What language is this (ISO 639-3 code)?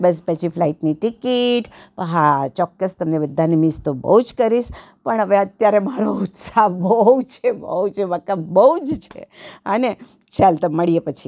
guj